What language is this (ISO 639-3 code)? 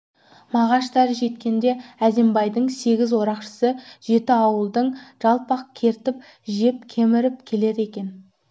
kaz